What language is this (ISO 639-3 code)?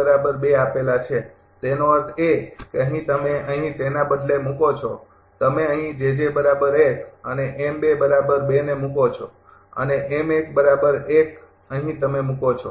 guj